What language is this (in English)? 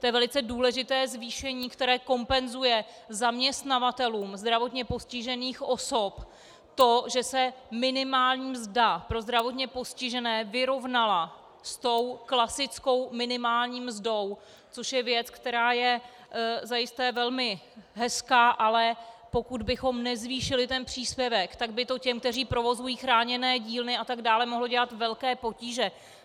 Czech